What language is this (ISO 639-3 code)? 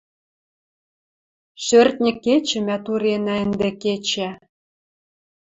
mrj